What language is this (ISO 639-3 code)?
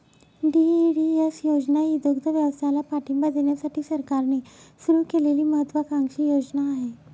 mar